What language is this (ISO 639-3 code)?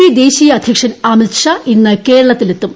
mal